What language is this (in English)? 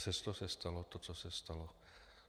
Czech